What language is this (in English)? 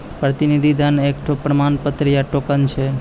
Maithili